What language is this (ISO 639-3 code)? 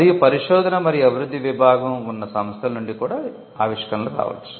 tel